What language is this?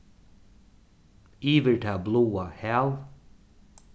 Faroese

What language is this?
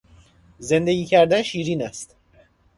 Persian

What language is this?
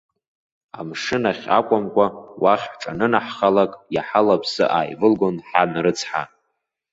Abkhazian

